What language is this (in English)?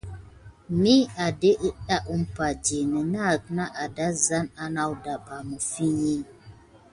Gidar